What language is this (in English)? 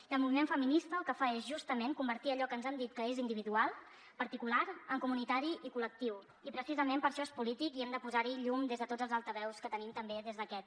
Catalan